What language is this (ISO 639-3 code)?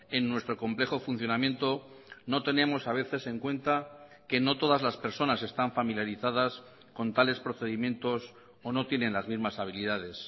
spa